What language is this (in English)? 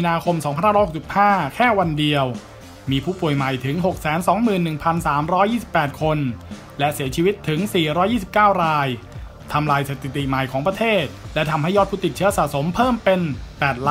Thai